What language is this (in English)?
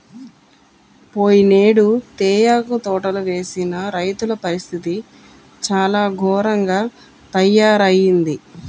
Telugu